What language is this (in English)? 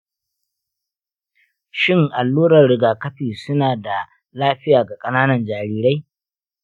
Hausa